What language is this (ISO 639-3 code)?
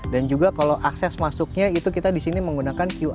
ind